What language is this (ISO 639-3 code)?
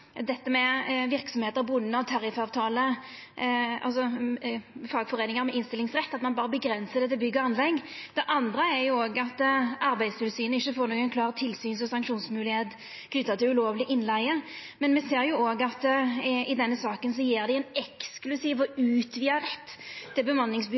nno